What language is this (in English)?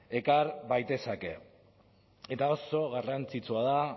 Basque